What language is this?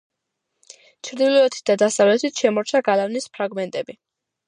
Georgian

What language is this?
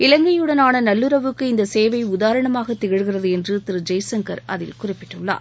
Tamil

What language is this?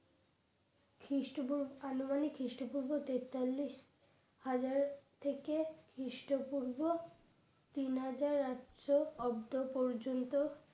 Bangla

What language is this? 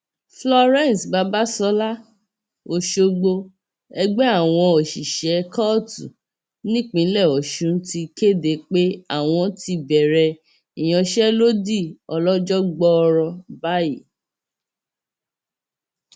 Yoruba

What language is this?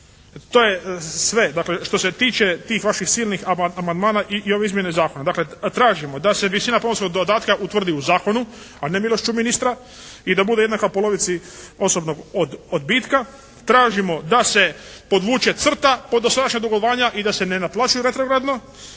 Croatian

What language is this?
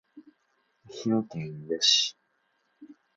Japanese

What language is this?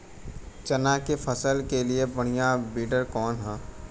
Bhojpuri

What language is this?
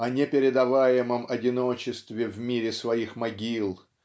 Russian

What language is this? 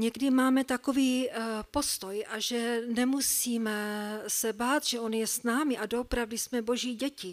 Czech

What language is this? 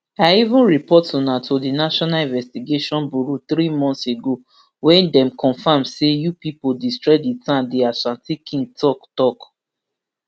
Nigerian Pidgin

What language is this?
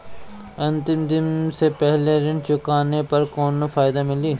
Bhojpuri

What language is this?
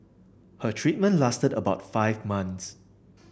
English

